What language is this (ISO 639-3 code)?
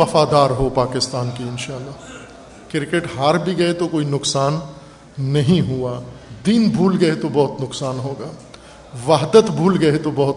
urd